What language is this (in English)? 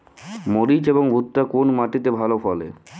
Bangla